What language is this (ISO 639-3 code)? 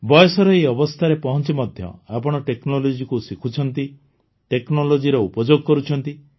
ori